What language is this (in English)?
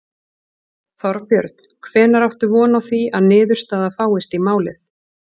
Icelandic